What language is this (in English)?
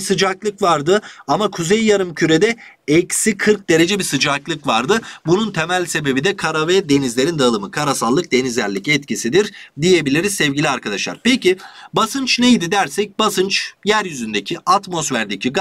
Turkish